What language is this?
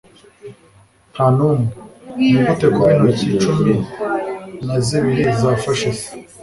Kinyarwanda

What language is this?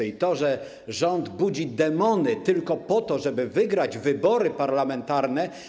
Polish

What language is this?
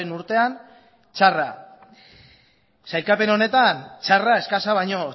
Basque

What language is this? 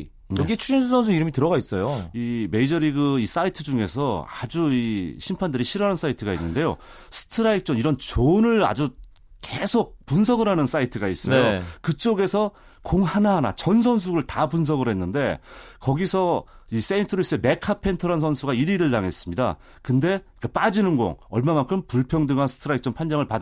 Korean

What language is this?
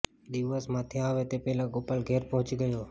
Gujarati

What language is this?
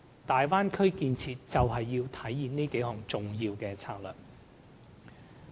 Cantonese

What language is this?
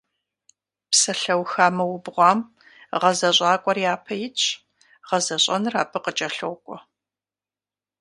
Kabardian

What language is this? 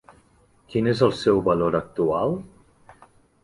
Catalan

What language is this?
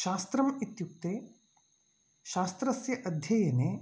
Sanskrit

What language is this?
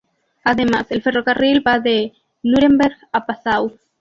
Spanish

